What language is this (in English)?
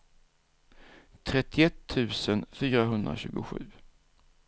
Swedish